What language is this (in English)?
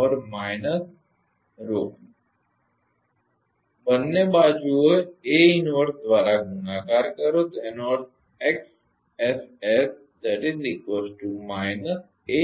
Gujarati